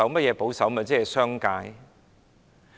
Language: Cantonese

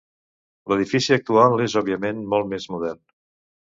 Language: Catalan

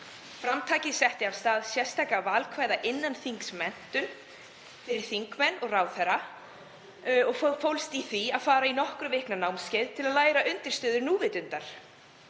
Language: Icelandic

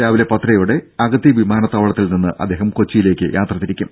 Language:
Malayalam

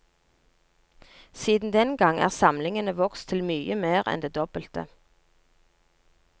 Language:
Norwegian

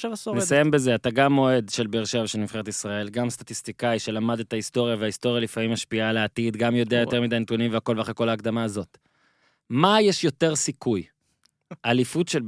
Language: Hebrew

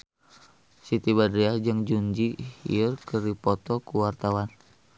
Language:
Sundanese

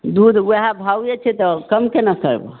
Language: Maithili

